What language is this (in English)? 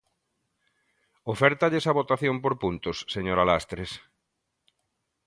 Galician